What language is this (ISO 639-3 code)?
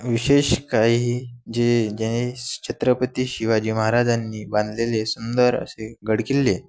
mar